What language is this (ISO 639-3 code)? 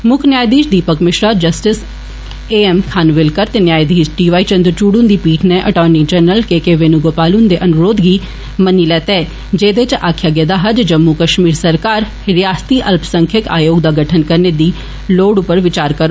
doi